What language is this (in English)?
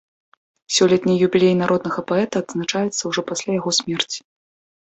Belarusian